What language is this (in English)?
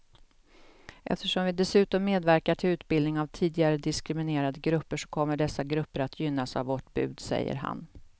Swedish